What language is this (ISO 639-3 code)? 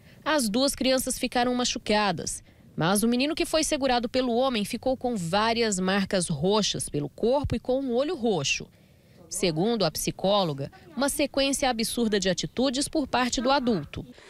por